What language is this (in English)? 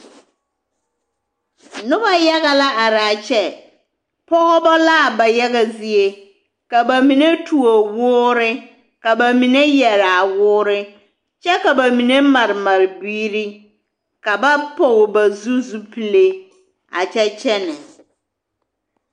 Southern Dagaare